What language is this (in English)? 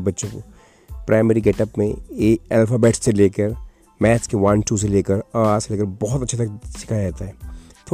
Hindi